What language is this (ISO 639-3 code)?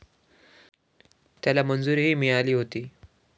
mar